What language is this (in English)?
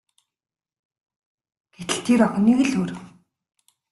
Mongolian